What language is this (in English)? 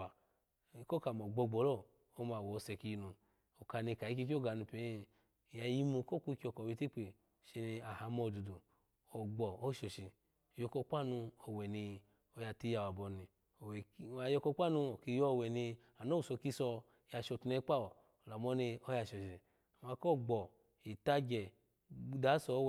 Alago